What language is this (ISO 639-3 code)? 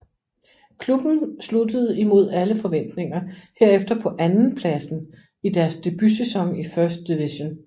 dan